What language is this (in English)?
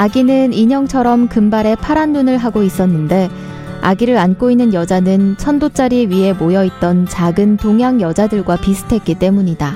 Korean